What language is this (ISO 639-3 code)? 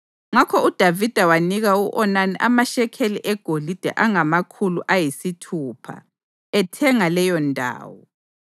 nde